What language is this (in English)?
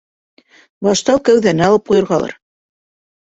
Bashkir